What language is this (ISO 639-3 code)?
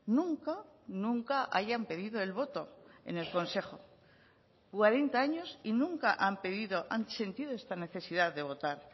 spa